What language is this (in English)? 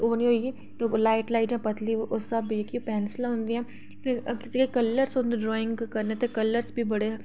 Dogri